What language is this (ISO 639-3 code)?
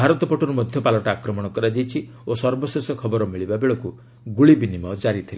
ori